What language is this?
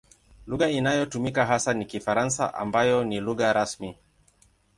Swahili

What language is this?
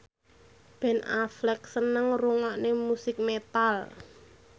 Javanese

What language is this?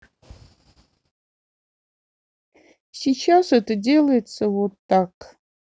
Russian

